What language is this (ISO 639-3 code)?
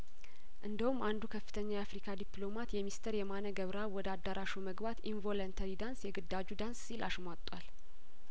amh